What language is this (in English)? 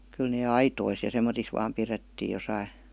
Finnish